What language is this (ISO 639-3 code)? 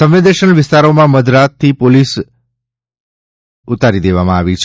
guj